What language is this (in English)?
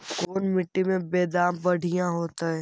Magahi